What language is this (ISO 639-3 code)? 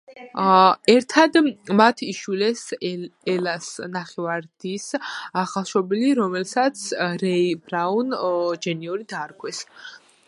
kat